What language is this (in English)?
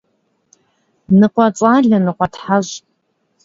Kabardian